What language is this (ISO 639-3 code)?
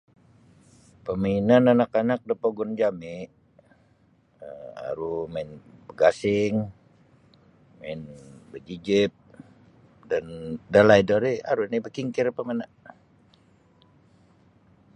bsy